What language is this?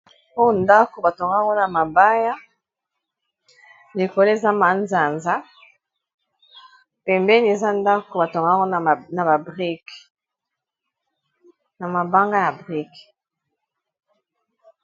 Lingala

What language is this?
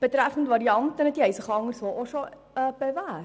Swiss German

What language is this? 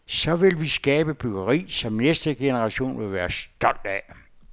Danish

